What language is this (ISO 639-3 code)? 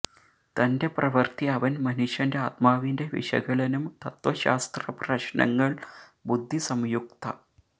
mal